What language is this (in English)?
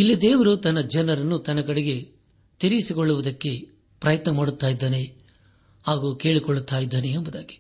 Kannada